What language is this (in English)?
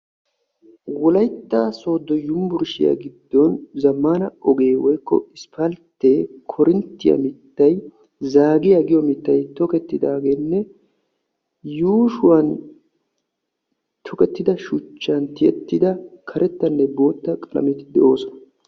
Wolaytta